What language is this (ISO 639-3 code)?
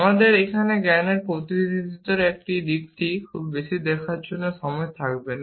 ben